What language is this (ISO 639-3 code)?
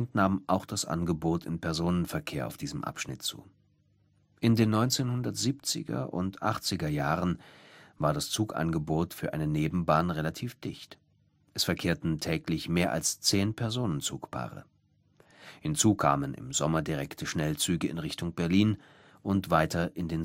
deu